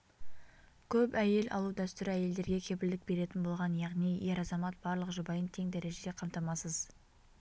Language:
Kazakh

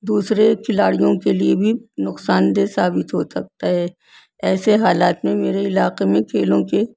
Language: Urdu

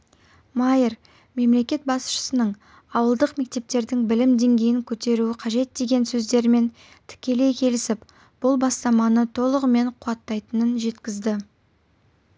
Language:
Kazakh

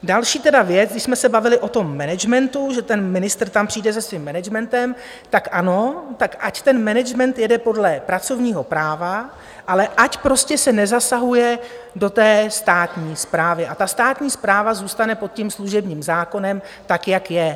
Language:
Czech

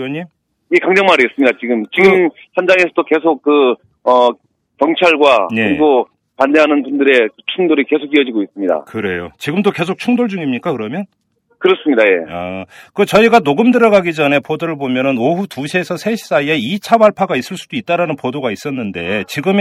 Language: Korean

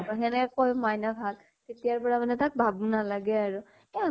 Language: Assamese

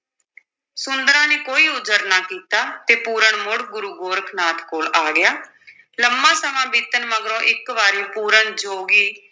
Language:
Punjabi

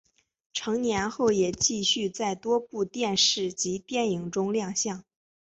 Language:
Chinese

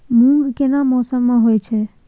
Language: Maithili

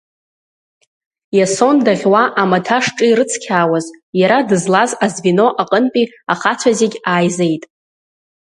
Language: Abkhazian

